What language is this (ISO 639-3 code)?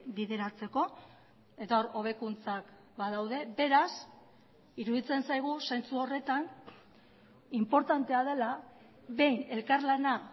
eus